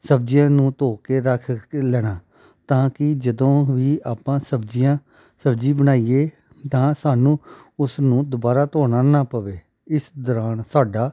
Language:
Punjabi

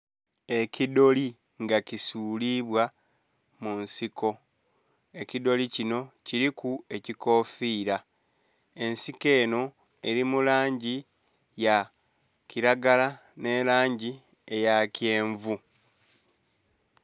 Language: Soga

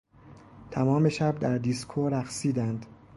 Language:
Persian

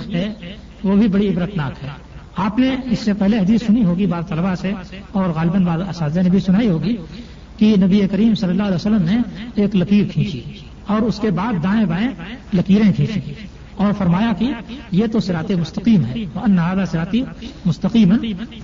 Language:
Urdu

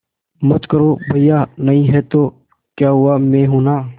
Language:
Hindi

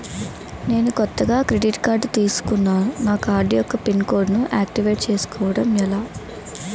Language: Telugu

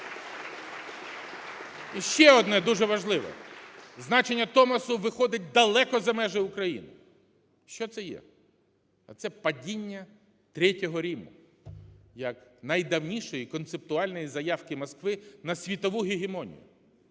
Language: Ukrainian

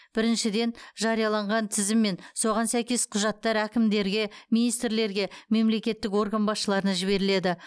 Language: Kazakh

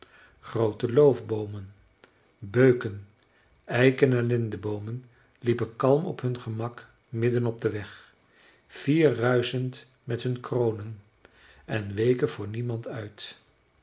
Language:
Dutch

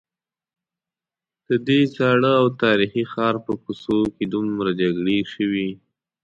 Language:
Pashto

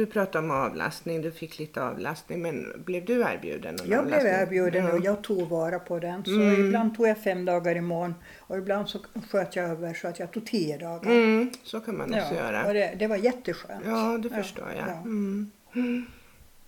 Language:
Swedish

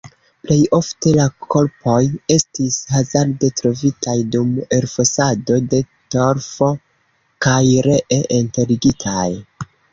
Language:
Esperanto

